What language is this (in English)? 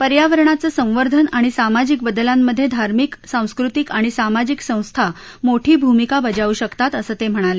Marathi